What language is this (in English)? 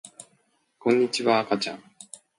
Japanese